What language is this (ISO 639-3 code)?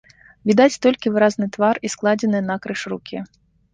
bel